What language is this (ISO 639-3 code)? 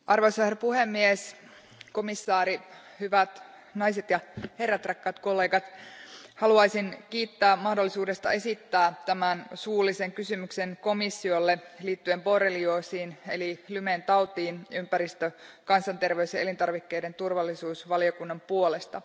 fin